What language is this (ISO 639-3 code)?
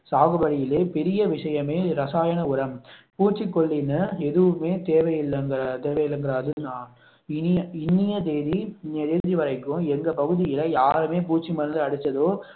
tam